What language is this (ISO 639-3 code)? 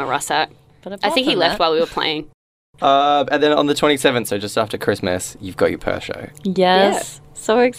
eng